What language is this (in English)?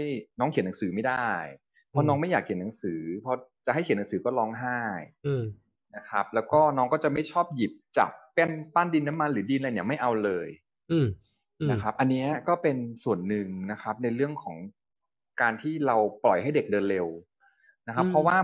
Thai